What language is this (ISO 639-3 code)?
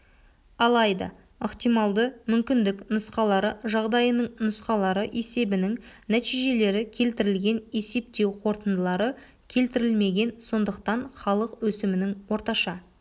kaz